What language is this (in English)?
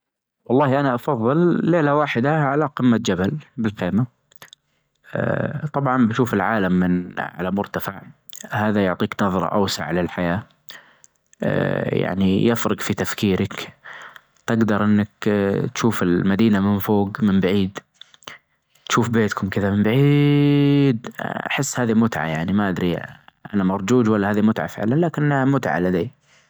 Najdi Arabic